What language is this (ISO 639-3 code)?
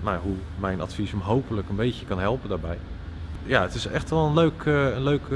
nld